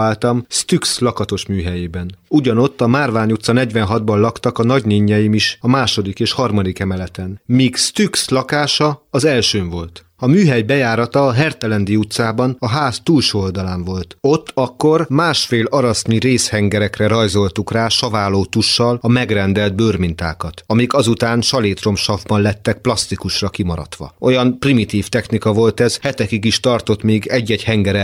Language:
Hungarian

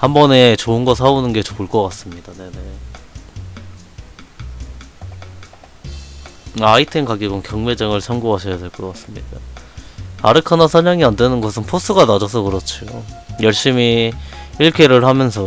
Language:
Korean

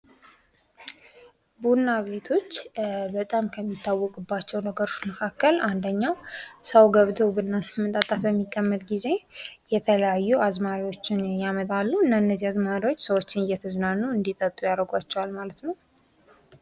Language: Amharic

